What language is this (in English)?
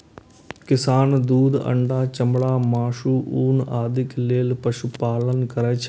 Maithili